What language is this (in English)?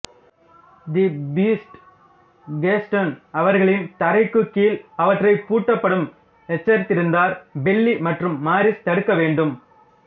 Tamil